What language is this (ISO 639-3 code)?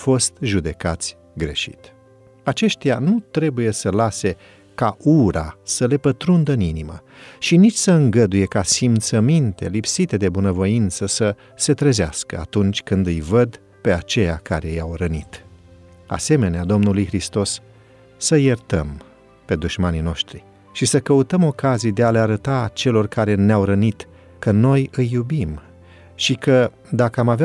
ron